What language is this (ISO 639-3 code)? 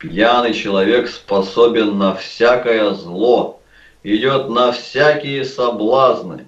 rus